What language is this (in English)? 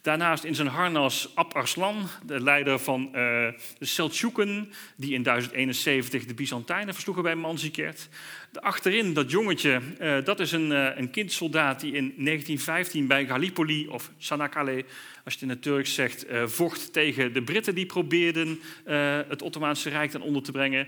Dutch